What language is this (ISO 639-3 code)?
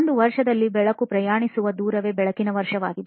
kan